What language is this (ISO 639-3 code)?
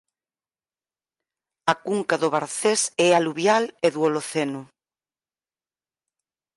glg